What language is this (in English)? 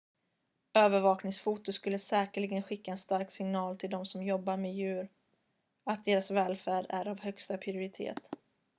Swedish